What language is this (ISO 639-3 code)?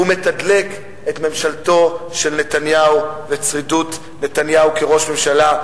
heb